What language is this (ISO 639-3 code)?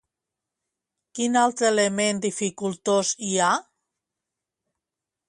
cat